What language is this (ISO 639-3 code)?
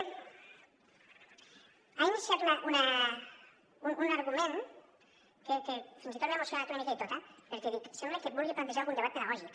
cat